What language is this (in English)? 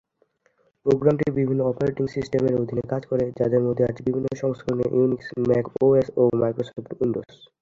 Bangla